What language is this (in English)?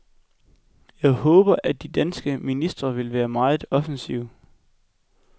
Danish